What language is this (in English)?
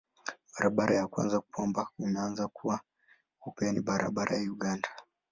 Swahili